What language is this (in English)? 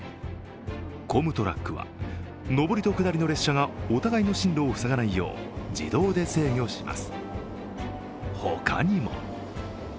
Japanese